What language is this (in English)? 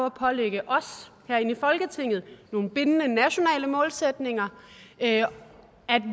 Danish